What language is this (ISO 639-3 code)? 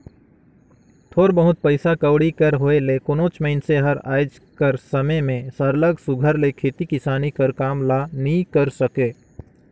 hne